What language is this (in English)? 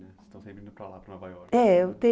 Portuguese